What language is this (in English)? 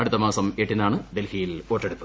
Malayalam